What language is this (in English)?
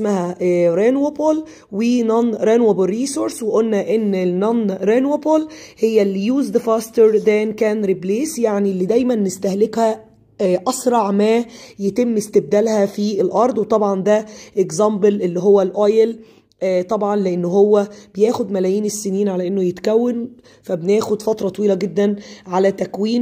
Arabic